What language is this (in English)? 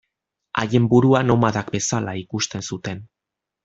Basque